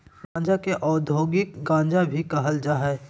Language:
Magahi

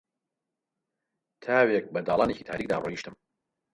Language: Central Kurdish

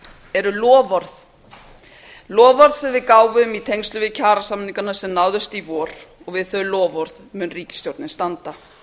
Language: Icelandic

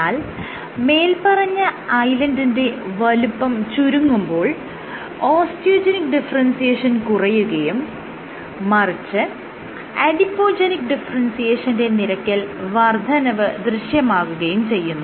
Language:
Malayalam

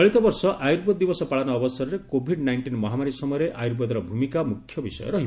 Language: Odia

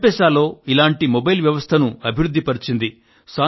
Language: Telugu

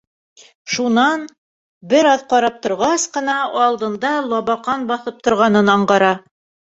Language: Bashkir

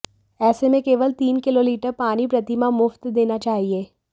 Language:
Hindi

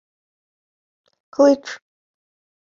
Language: Ukrainian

